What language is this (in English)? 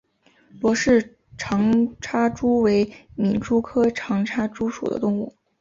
Chinese